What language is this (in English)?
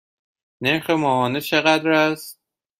Persian